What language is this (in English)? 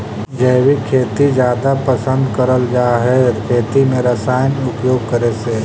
Magahi